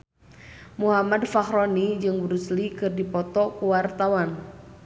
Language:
Sundanese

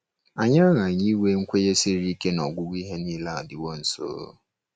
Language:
Igbo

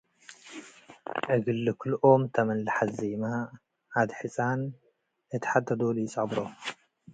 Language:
Tigre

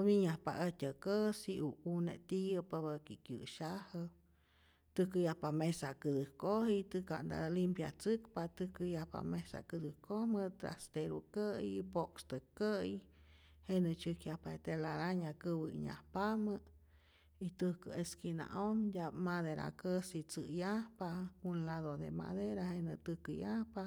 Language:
Rayón Zoque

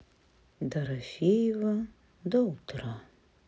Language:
Russian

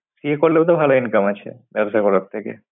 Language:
Bangla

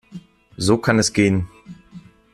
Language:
German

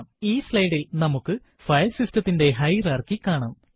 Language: Malayalam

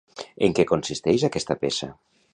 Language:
Catalan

